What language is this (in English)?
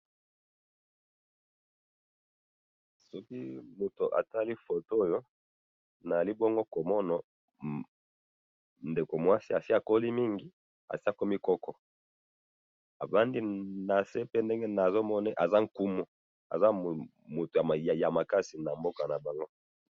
Lingala